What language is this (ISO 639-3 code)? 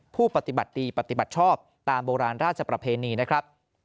tha